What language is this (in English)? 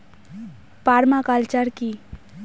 Bangla